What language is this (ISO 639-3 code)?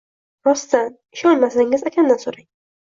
uzb